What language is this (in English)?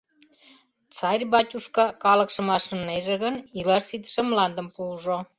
Mari